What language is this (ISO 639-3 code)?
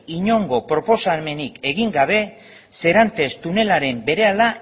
eus